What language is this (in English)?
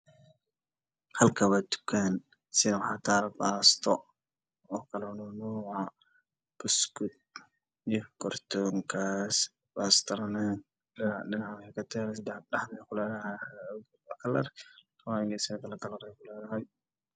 Somali